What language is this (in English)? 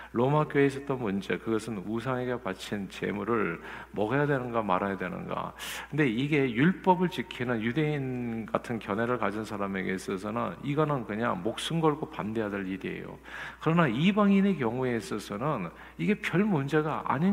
Korean